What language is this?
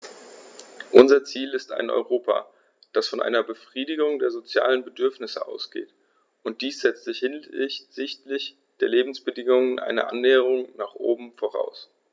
German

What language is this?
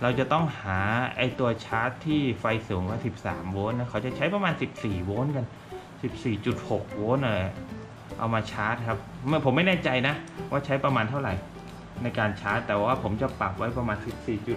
Thai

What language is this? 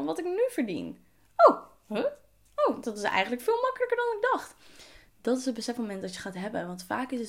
Dutch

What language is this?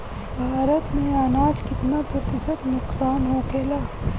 Bhojpuri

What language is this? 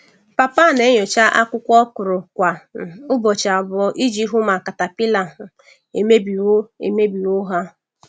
Igbo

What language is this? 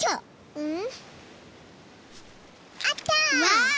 Japanese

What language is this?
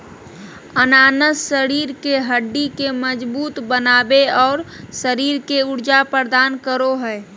Magahi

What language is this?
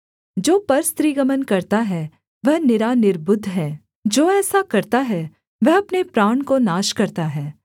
Hindi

